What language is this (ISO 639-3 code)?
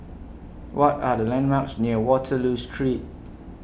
eng